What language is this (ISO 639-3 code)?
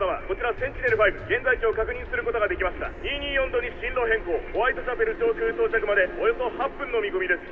jpn